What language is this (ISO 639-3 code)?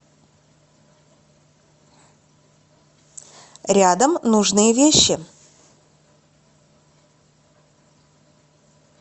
rus